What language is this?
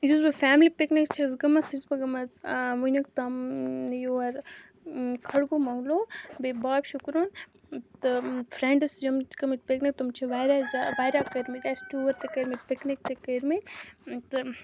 Kashmiri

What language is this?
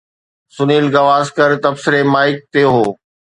Sindhi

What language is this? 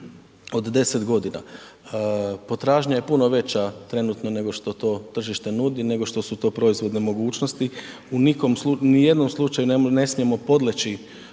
Croatian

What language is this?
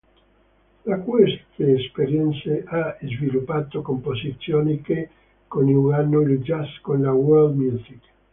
Italian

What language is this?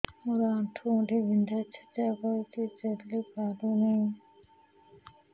Odia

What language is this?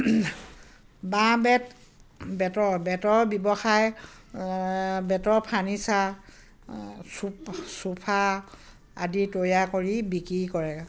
Assamese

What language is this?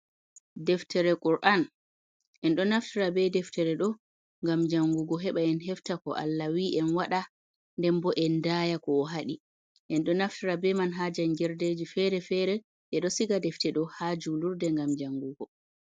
Fula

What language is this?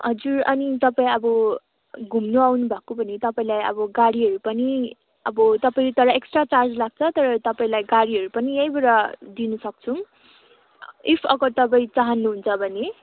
Nepali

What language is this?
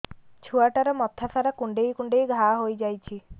Odia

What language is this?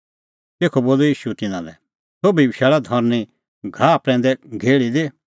Kullu Pahari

